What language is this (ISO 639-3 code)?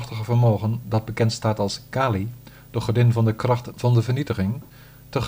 nld